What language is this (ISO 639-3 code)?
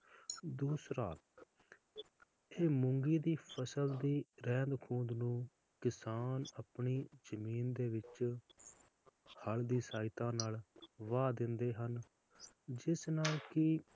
pan